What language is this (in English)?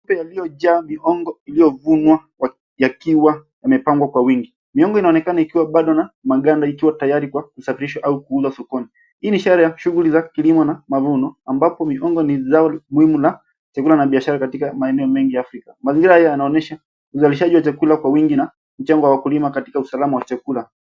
Swahili